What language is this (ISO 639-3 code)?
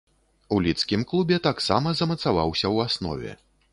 bel